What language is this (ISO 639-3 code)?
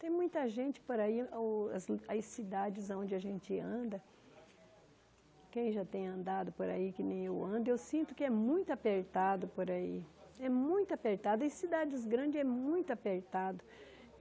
por